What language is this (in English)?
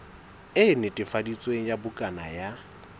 Southern Sotho